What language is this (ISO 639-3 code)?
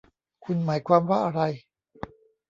tha